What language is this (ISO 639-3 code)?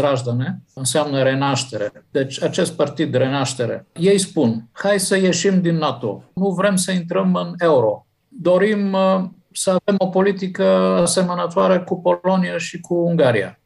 ron